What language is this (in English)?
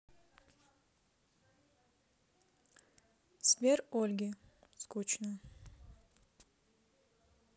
Russian